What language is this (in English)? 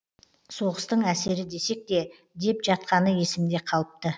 Kazakh